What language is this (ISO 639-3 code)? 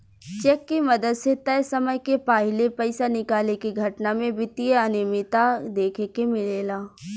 bho